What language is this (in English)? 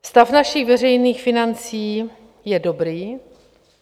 Czech